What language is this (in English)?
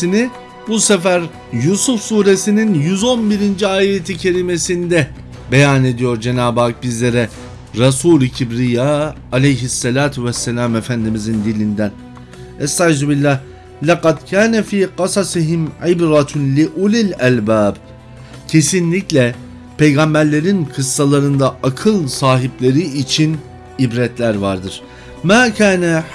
Turkish